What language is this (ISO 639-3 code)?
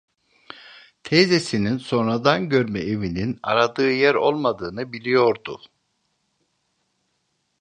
tur